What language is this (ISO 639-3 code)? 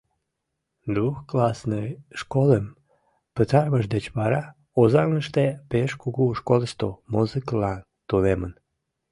chm